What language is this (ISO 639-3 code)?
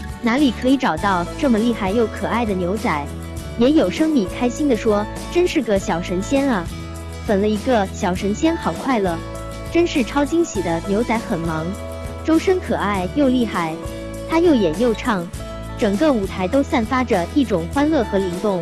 zho